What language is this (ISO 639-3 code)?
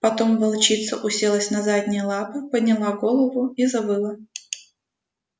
rus